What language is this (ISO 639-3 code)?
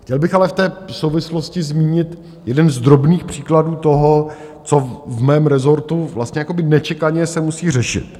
ces